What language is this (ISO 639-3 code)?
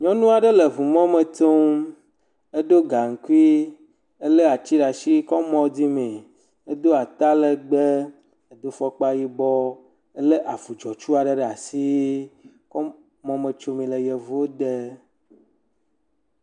ewe